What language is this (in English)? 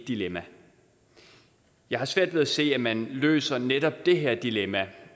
Danish